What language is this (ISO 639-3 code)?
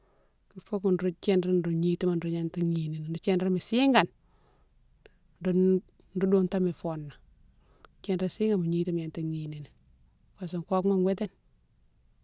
msw